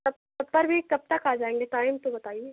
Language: Hindi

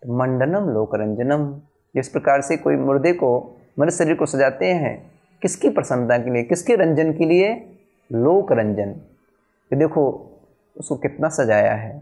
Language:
Hindi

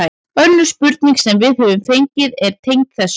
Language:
Icelandic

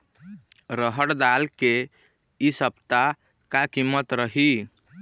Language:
Chhattisgarhi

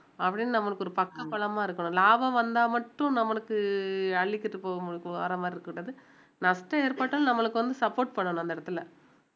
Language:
Tamil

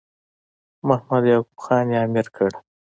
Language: Pashto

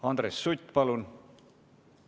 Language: Estonian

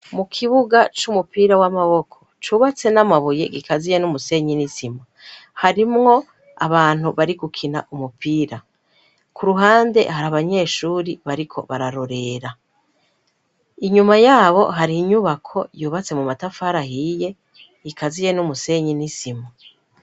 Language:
Rundi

